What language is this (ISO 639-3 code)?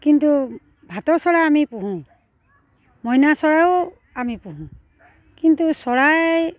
asm